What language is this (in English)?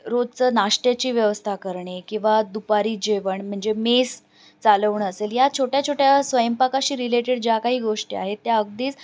Marathi